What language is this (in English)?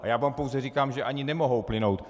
Czech